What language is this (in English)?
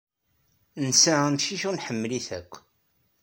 Kabyle